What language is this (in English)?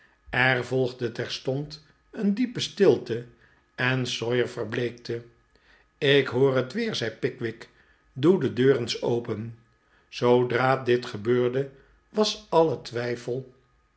Dutch